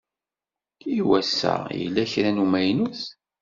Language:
Kabyle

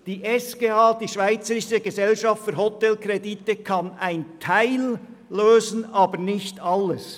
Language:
Swiss German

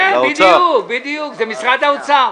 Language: Hebrew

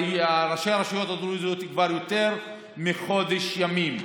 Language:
Hebrew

